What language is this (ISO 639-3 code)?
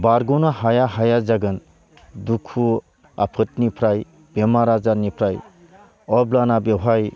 brx